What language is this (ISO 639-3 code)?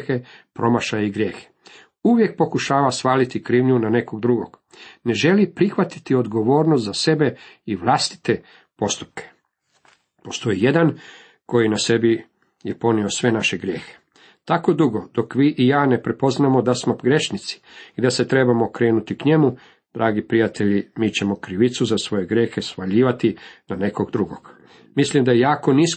hrv